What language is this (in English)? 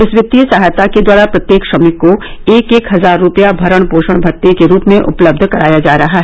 Hindi